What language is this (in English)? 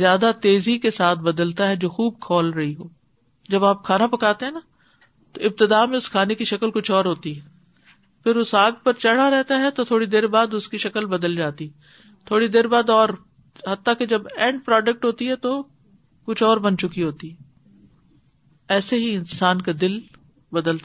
Urdu